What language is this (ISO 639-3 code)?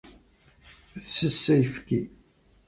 kab